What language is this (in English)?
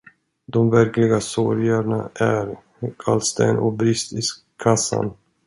Swedish